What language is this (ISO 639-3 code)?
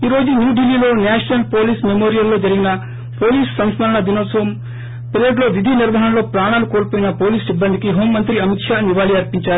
tel